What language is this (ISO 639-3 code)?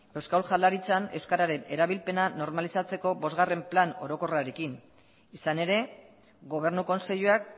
eus